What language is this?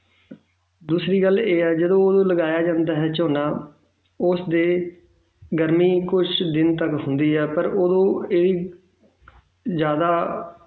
Punjabi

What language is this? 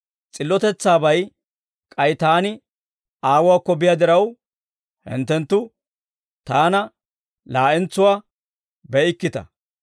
Dawro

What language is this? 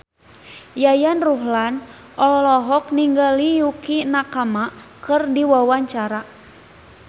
Sundanese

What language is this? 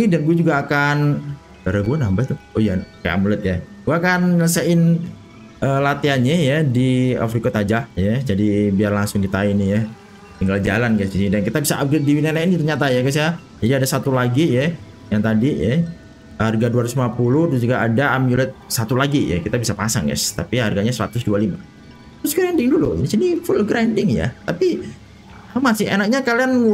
Indonesian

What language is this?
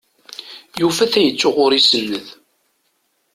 Kabyle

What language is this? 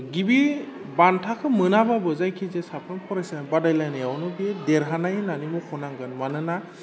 Bodo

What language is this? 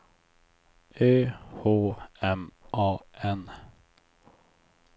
Swedish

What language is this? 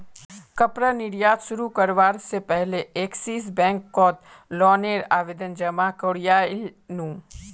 Magahi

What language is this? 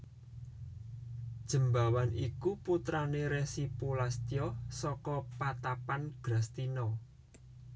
Javanese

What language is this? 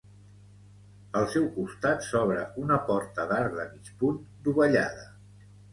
Catalan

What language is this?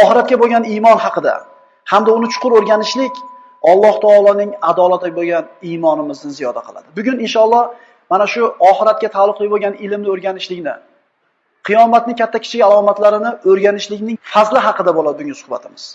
Uzbek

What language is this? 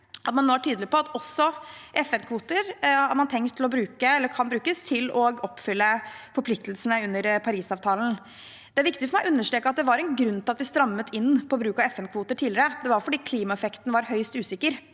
Norwegian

